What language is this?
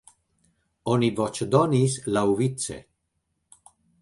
Esperanto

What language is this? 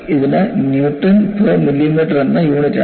Malayalam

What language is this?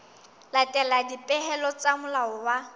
Southern Sotho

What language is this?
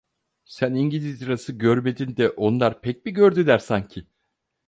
Turkish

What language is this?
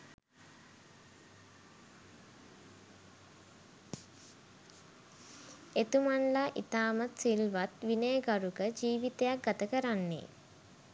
Sinhala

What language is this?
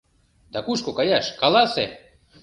Mari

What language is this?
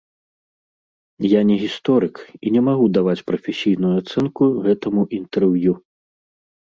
Belarusian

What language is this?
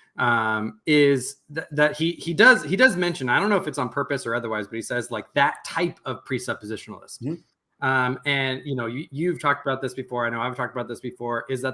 English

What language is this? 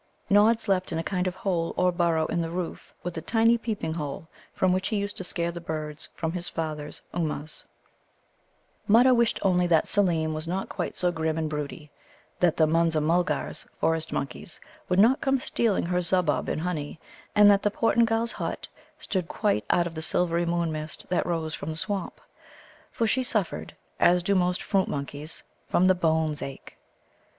English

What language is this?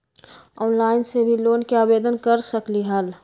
Magahi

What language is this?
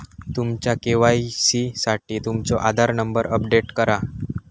Marathi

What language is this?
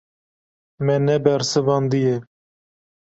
Kurdish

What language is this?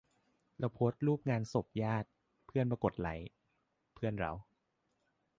Thai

